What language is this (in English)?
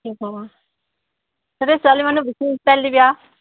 Assamese